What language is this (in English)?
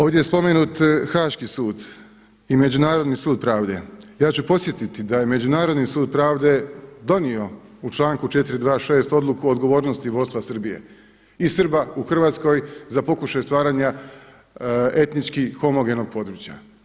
Croatian